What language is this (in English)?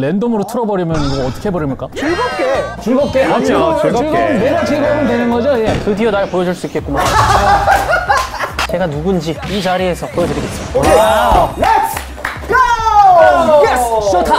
Korean